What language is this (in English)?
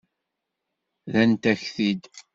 Kabyle